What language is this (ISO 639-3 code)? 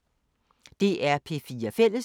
dan